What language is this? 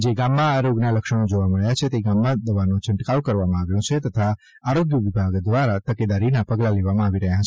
Gujarati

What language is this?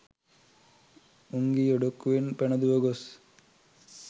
Sinhala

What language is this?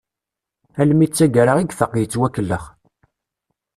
Kabyle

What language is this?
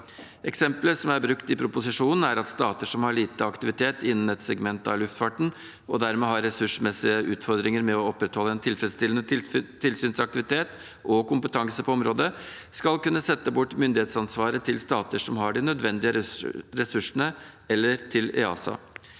Norwegian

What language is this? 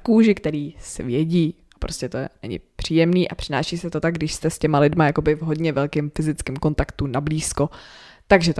Czech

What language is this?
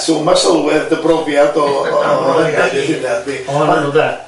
Welsh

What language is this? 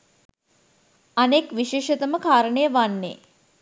Sinhala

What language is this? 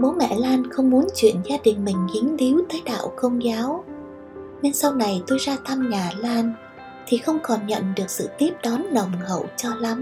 Vietnamese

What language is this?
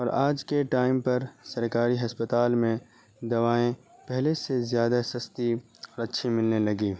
Urdu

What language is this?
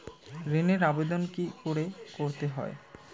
Bangla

